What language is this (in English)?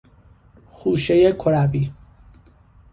Persian